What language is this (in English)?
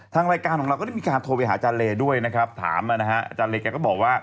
Thai